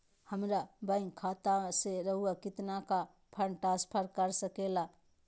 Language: Magahi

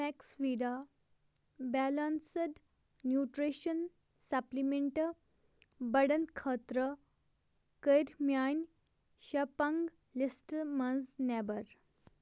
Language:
Kashmiri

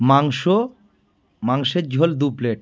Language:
Bangla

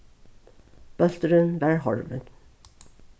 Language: Faroese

